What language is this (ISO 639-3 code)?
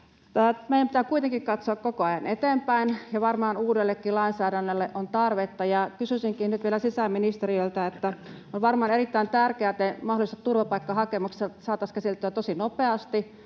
fin